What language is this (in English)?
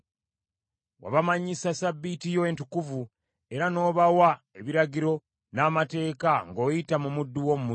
Ganda